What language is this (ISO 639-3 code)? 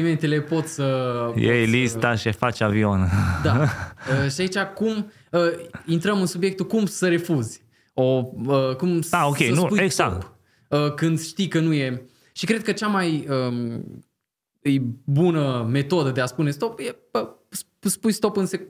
ron